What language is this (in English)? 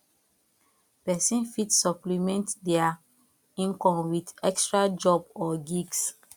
Nigerian Pidgin